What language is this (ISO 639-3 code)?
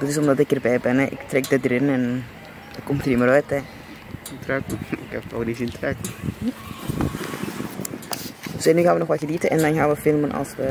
nld